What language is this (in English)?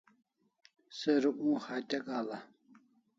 Kalasha